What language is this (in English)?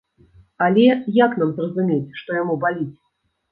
Belarusian